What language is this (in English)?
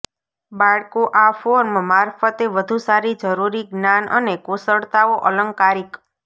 Gujarati